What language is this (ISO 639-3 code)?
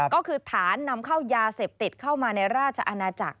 tha